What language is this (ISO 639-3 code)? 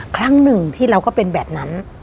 tha